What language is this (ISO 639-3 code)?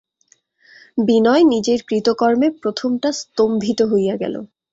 ben